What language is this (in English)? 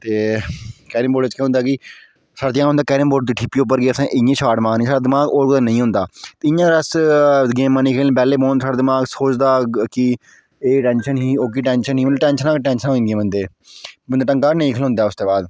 Dogri